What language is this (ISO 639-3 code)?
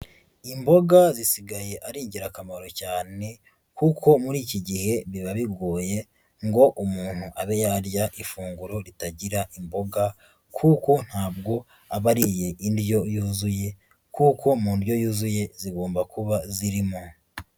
kin